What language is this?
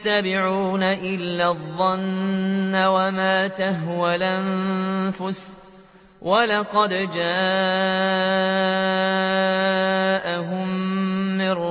Arabic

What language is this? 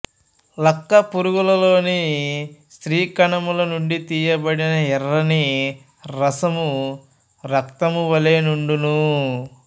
Telugu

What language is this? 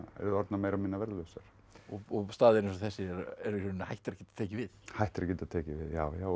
Icelandic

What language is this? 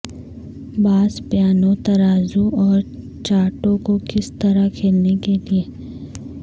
Urdu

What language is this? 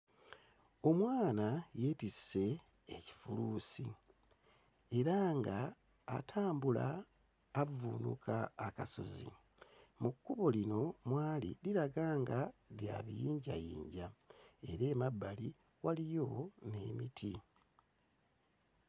Ganda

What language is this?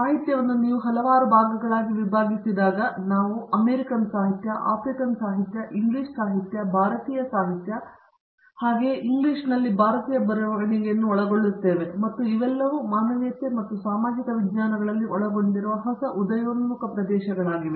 Kannada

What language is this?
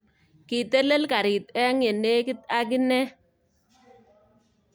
Kalenjin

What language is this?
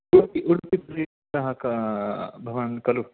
Sanskrit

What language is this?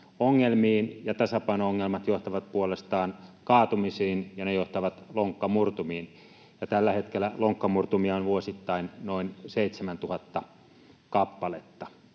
Finnish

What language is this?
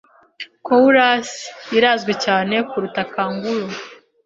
Kinyarwanda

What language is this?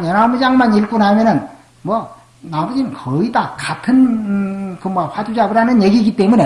Korean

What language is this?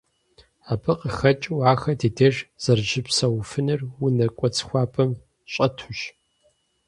Kabardian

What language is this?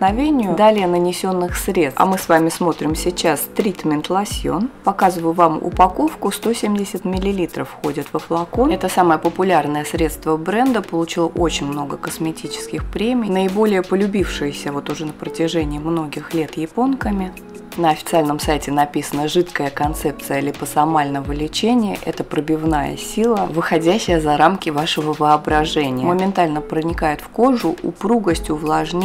Russian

